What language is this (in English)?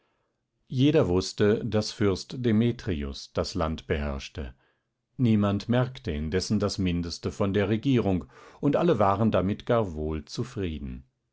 German